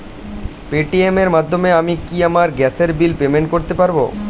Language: Bangla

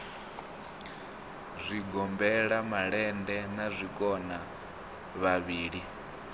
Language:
Venda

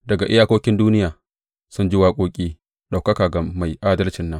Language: Hausa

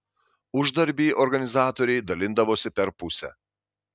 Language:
Lithuanian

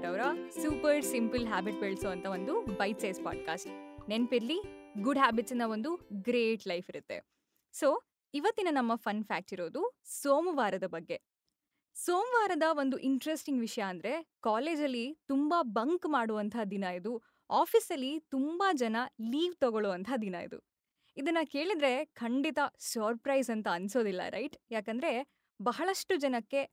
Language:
Kannada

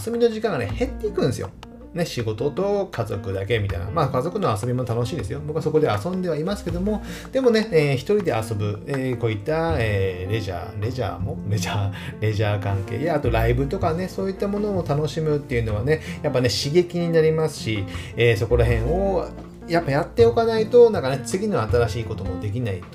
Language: Japanese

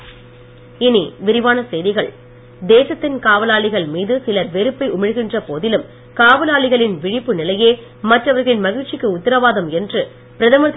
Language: Tamil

